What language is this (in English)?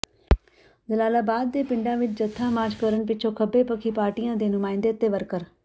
Punjabi